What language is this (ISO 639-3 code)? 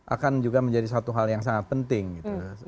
ind